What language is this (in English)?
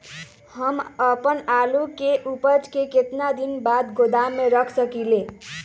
Magahi